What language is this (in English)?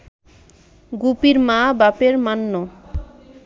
Bangla